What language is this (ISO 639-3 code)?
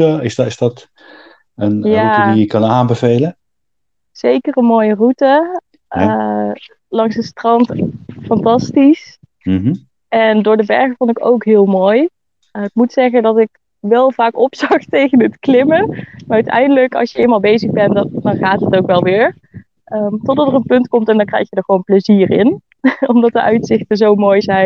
nld